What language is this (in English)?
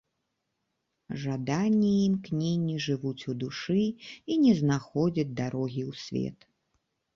Belarusian